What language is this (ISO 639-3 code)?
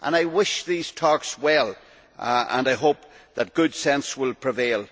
eng